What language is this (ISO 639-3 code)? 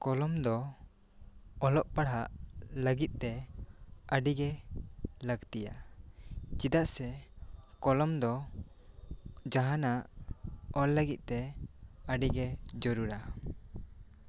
sat